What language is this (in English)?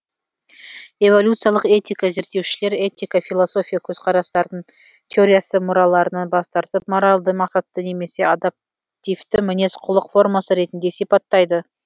Kazakh